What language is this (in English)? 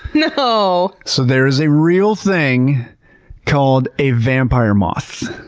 English